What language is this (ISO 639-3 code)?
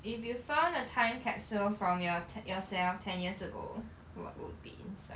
eng